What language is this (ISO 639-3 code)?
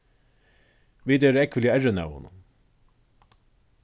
fao